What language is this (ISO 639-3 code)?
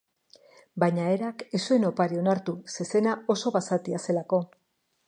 eus